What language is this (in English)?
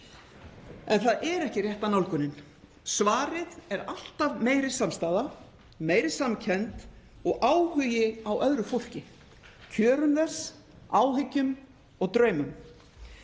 Icelandic